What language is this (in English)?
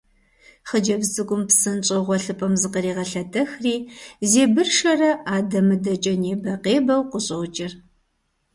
Kabardian